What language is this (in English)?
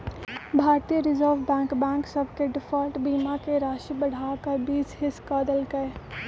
Magahi